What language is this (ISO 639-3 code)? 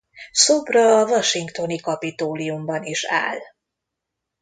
hun